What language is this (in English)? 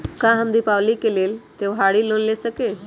Magahi